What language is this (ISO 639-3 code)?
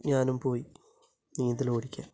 mal